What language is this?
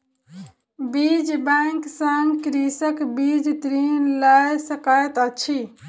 Maithili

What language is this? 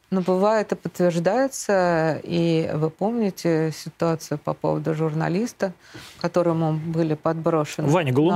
Russian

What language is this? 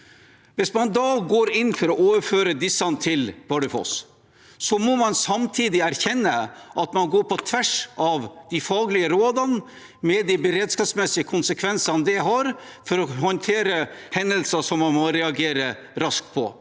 Norwegian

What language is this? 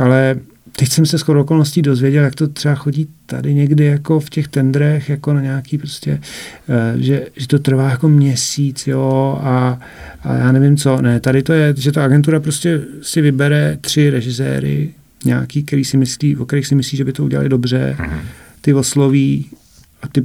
Czech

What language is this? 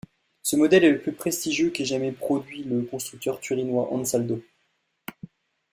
French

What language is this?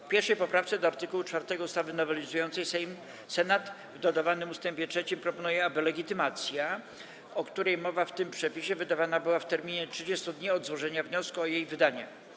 Polish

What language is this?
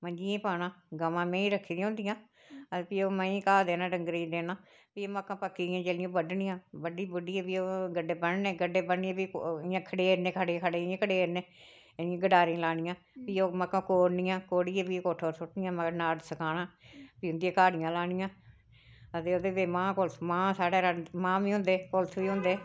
Dogri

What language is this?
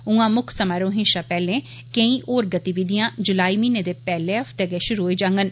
Dogri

